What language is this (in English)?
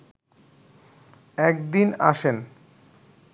Bangla